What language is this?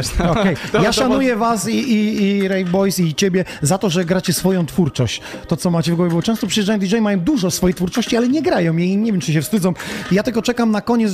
Polish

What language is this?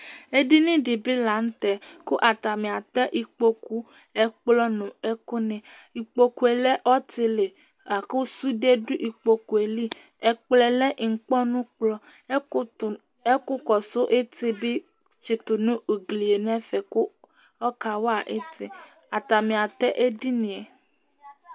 Ikposo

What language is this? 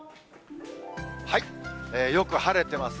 Japanese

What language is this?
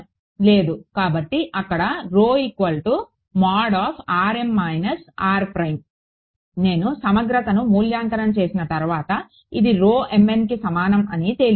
Telugu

